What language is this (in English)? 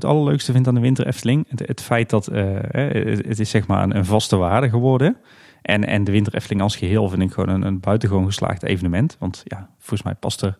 Dutch